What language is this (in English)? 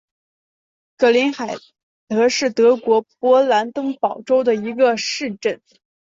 Chinese